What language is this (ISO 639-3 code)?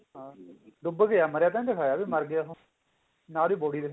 pan